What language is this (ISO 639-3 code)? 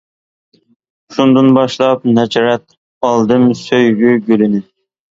uig